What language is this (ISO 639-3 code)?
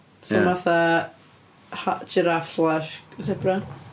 cym